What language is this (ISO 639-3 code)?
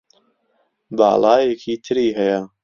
ckb